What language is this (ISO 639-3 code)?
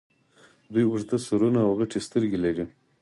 pus